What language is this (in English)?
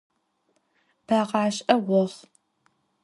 Adyghe